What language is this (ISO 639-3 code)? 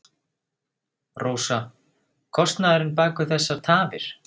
isl